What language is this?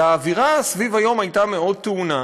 Hebrew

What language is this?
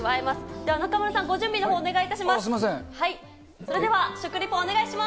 Japanese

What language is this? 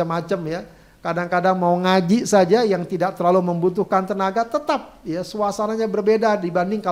Indonesian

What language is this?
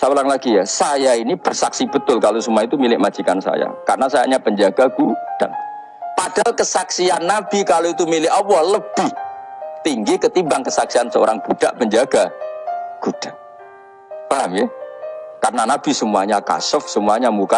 Indonesian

